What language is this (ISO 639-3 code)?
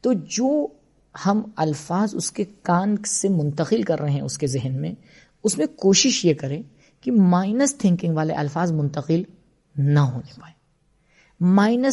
urd